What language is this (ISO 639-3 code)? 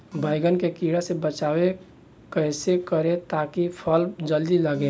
bho